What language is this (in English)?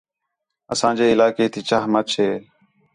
Khetrani